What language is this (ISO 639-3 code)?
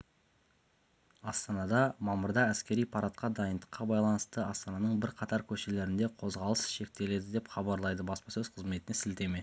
kaz